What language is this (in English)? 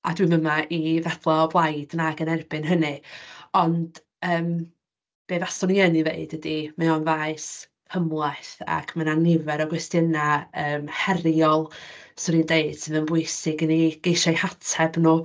Welsh